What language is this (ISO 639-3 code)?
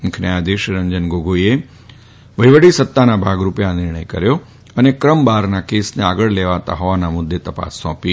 guj